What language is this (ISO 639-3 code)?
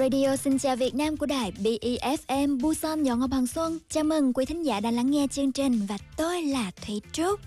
vie